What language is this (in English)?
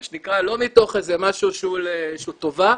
Hebrew